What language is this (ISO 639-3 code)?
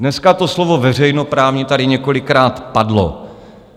ces